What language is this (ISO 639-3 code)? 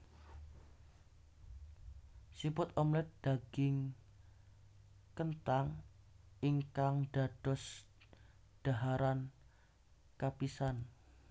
jav